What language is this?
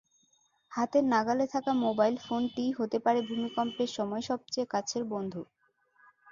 Bangla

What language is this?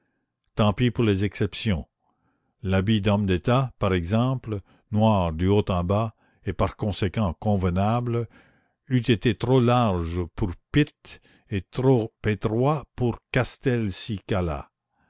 French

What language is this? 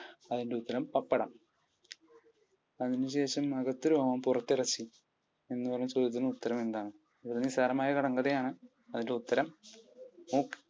Malayalam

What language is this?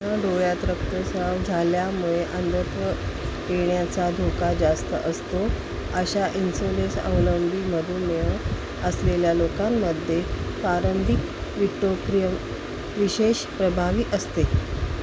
Marathi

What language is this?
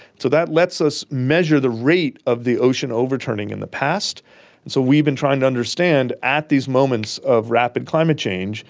English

